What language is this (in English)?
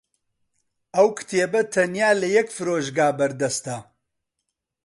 Central Kurdish